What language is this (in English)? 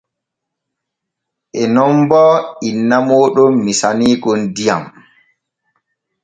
Borgu Fulfulde